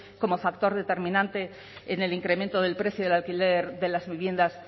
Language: Spanish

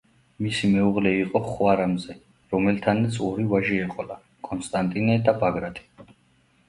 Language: Georgian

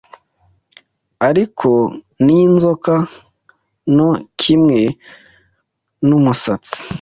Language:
Kinyarwanda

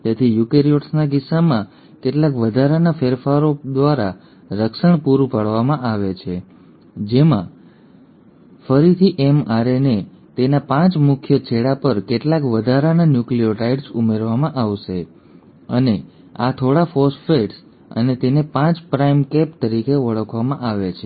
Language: Gujarati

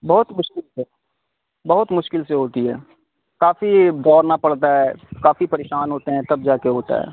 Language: Urdu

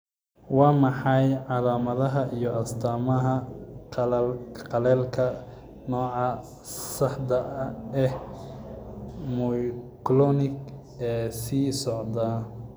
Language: Somali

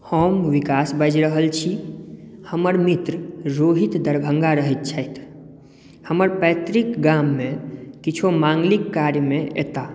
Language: Maithili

